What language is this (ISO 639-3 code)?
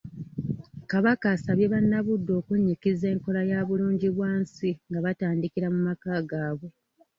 lug